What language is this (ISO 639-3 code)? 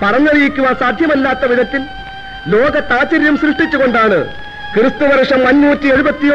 ara